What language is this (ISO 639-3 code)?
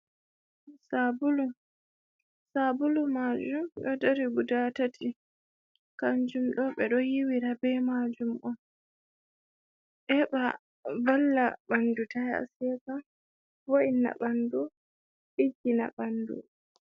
ful